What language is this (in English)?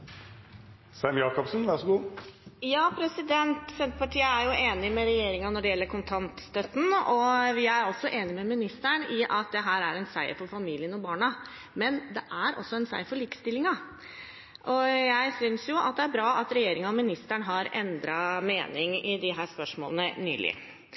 Norwegian Bokmål